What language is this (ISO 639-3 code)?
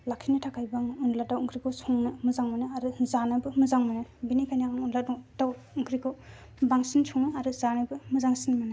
brx